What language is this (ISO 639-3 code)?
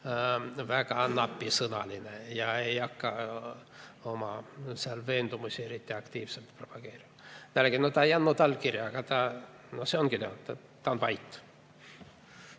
est